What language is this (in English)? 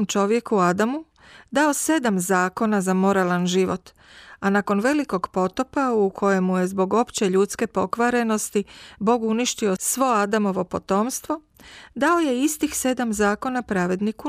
Croatian